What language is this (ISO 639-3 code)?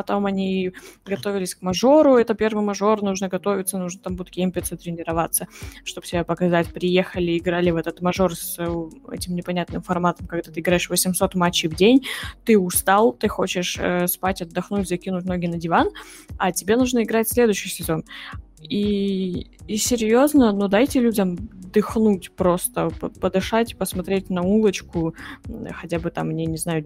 rus